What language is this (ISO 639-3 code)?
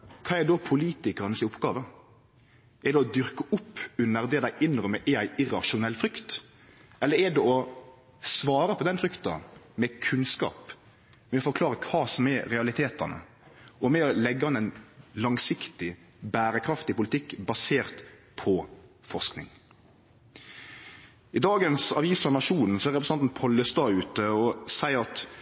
nno